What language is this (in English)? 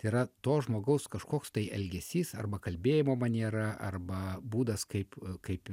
Lithuanian